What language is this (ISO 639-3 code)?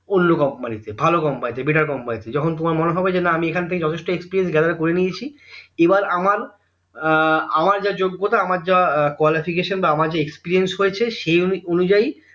ben